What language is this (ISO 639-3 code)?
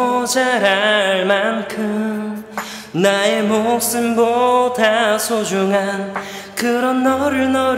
kor